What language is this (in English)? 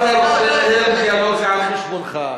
Hebrew